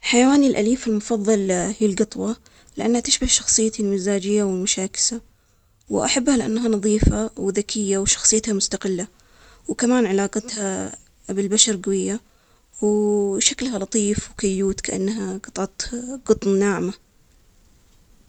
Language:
Omani Arabic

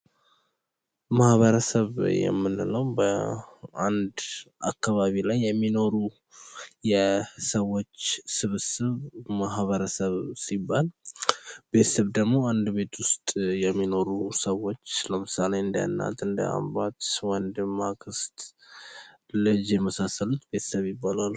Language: Amharic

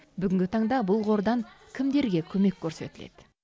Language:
Kazakh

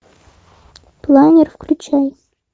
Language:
Russian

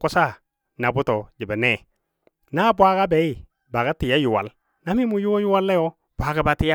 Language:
Dadiya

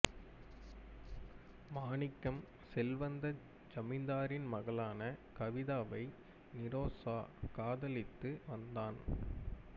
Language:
Tamil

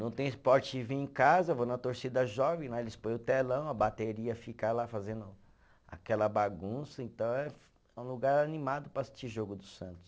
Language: Portuguese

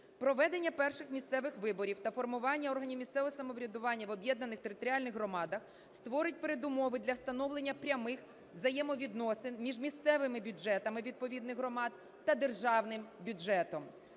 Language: Ukrainian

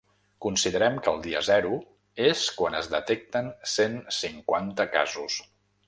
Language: Catalan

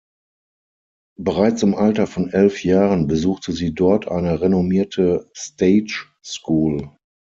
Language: German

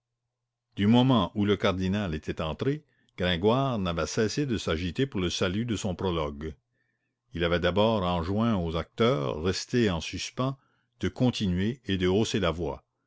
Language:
French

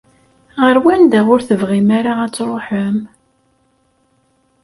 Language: Kabyle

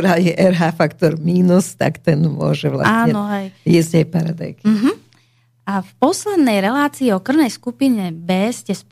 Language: Slovak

